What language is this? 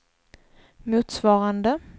Swedish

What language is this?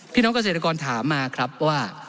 Thai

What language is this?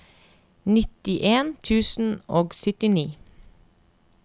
Norwegian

